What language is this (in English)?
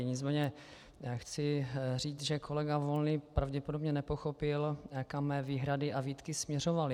Czech